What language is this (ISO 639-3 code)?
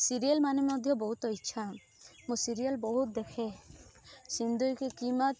ori